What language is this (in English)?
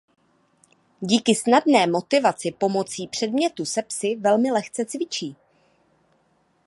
Czech